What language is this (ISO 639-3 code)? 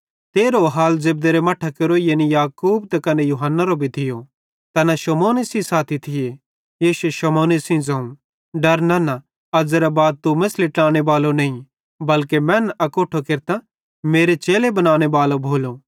bhd